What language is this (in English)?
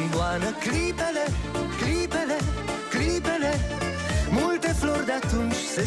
Romanian